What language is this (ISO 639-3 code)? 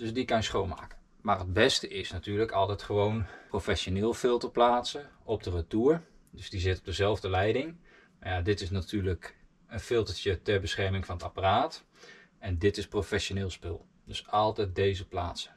nld